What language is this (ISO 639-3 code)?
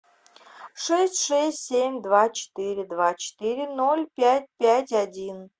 rus